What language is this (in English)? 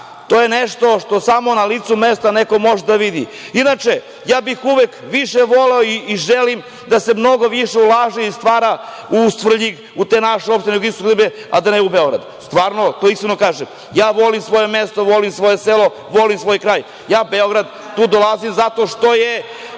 Serbian